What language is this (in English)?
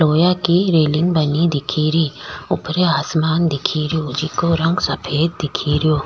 Rajasthani